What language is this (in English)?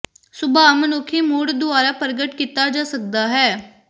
Punjabi